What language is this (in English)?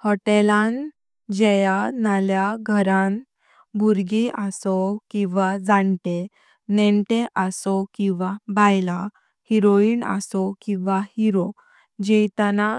Konkani